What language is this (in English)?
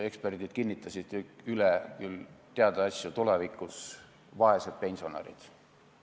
Estonian